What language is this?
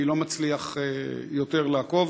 Hebrew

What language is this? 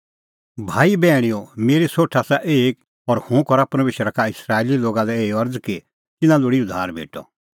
Kullu Pahari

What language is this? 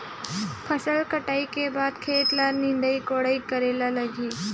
Chhattisgarhi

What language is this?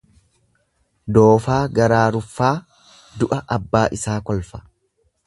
Oromo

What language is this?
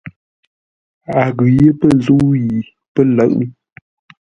Ngombale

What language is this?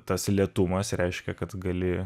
Lithuanian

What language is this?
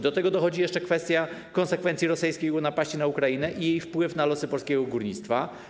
Polish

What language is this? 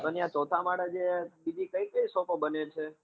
Gujarati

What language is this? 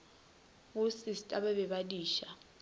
Northern Sotho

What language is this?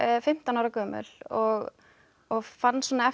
Icelandic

